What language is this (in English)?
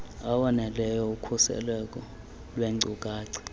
Xhosa